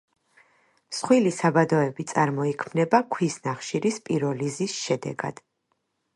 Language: Georgian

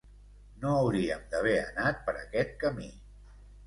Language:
Catalan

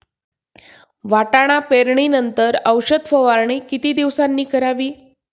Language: Marathi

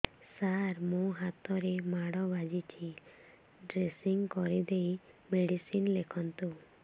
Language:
Odia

